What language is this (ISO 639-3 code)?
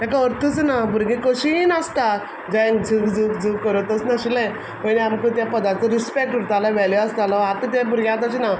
kok